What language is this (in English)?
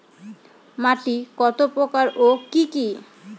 Bangla